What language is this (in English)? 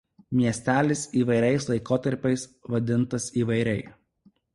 Lithuanian